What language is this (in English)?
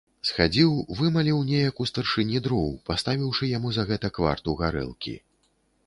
Belarusian